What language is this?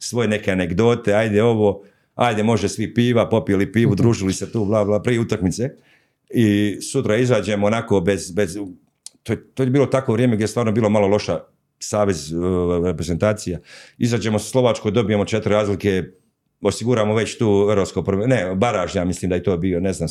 Croatian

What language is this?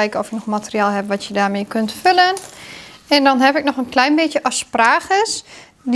Dutch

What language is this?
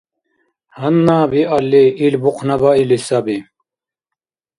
Dargwa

